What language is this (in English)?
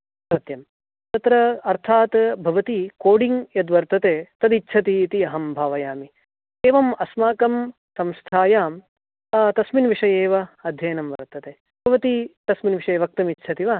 Sanskrit